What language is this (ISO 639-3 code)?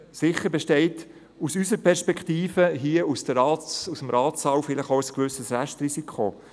gsw